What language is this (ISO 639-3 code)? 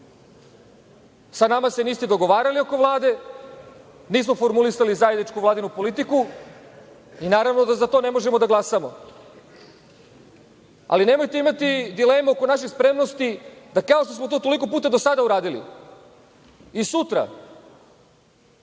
srp